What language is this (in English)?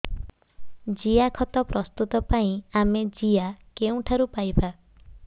Odia